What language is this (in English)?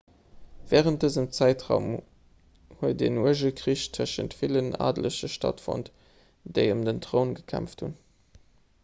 Luxembourgish